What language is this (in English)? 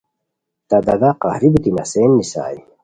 Khowar